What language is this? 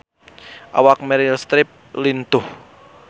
Sundanese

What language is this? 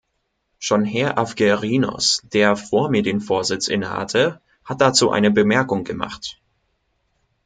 German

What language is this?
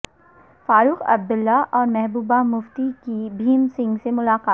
Urdu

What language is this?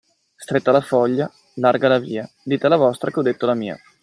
Italian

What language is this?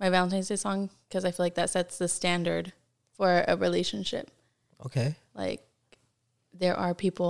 English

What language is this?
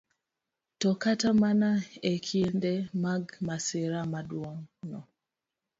Luo (Kenya and Tanzania)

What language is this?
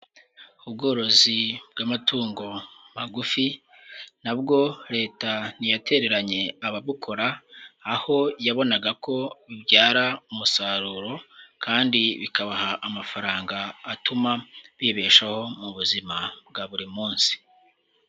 Kinyarwanda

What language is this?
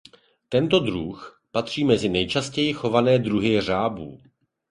Czech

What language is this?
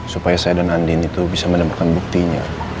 Indonesian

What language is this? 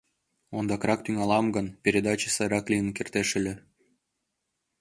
Mari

